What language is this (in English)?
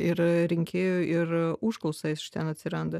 Lithuanian